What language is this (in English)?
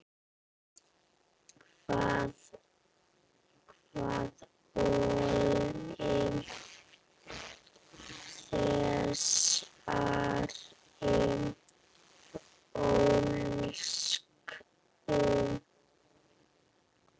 Icelandic